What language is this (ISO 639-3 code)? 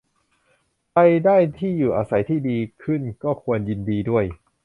tha